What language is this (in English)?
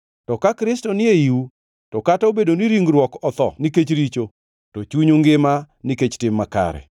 Luo (Kenya and Tanzania)